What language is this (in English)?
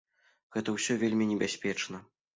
Belarusian